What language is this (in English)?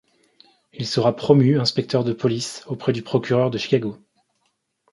French